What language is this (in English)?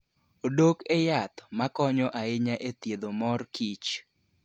Luo (Kenya and Tanzania)